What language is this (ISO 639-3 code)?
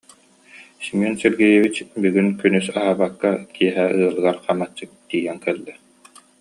sah